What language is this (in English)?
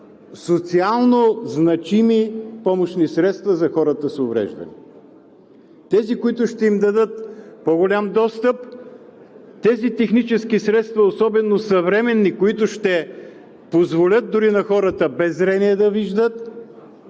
Bulgarian